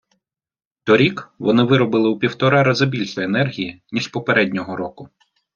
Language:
Ukrainian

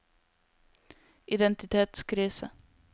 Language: Norwegian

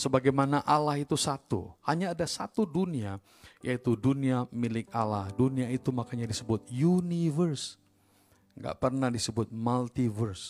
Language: Indonesian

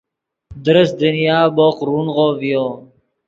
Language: Yidgha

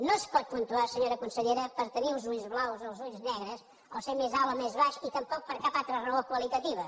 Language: Catalan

